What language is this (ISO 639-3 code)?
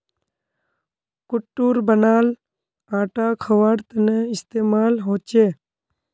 mag